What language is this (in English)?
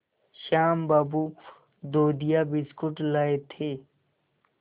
Hindi